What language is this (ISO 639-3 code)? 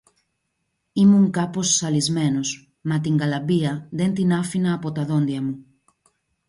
ell